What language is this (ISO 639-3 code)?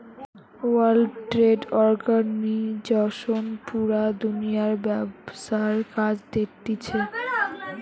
ben